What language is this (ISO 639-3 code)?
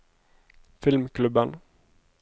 nor